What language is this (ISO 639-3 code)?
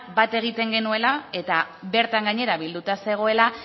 eus